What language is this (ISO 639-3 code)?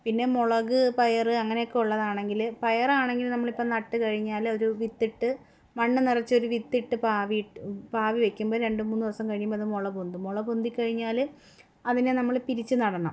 mal